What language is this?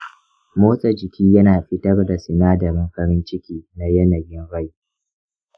Hausa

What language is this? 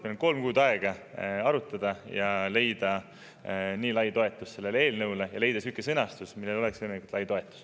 Estonian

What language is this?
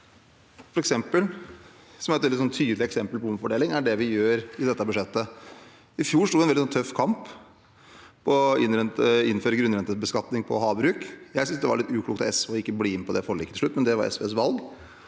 Norwegian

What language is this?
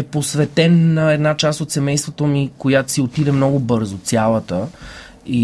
Bulgarian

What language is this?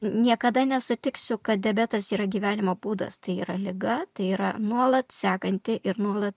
Lithuanian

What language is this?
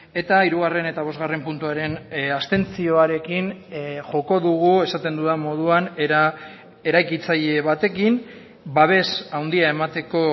Basque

